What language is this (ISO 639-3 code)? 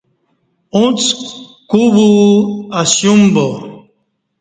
bsh